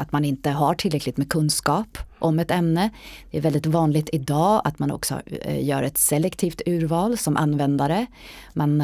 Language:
Swedish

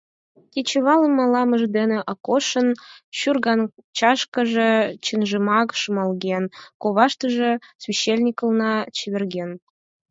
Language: Mari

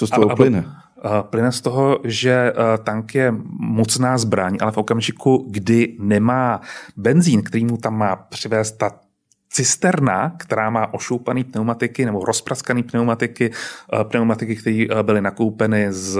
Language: Czech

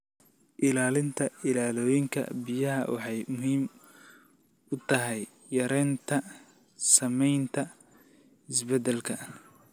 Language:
Somali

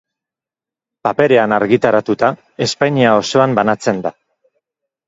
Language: Basque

